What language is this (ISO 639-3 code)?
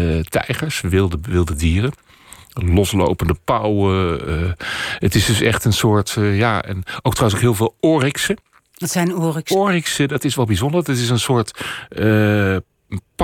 nld